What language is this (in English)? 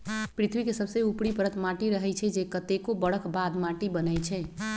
Magahi